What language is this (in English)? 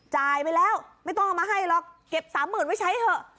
Thai